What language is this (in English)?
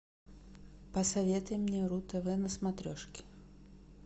Russian